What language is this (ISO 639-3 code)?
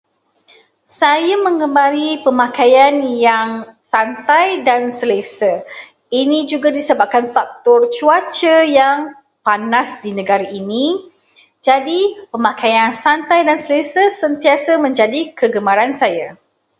msa